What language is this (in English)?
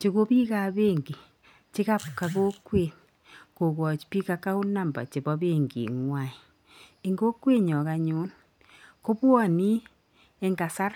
Kalenjin